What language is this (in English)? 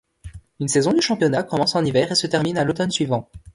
French